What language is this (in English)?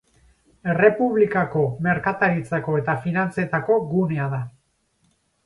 Basque